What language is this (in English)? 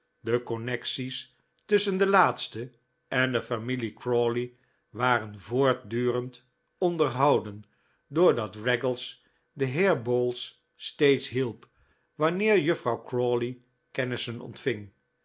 Dutch